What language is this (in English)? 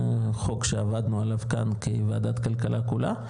Hebrew